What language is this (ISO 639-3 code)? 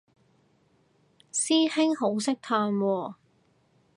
yue